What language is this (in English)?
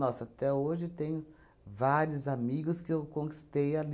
Portuguese